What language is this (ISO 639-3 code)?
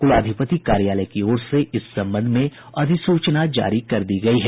hin